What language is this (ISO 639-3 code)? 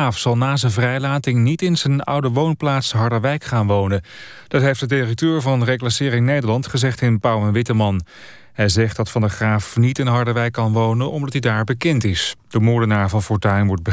nld